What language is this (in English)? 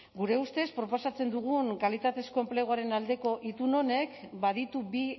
Basque